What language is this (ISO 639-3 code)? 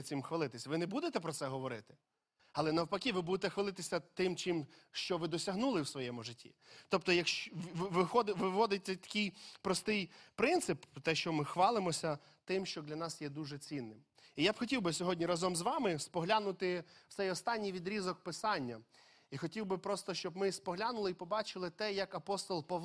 ukr